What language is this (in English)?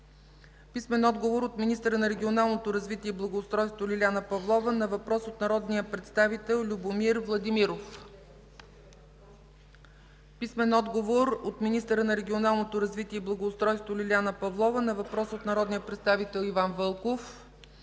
Bulgarian